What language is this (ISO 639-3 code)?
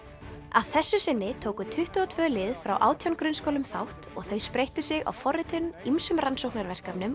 isl